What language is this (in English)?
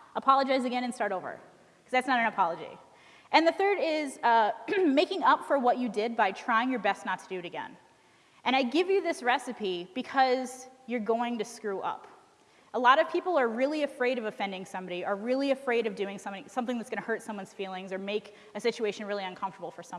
English